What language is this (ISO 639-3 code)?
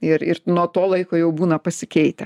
lit